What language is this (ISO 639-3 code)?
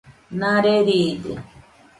hux